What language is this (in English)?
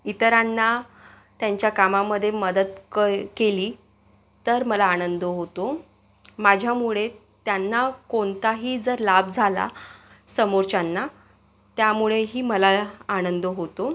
Marathi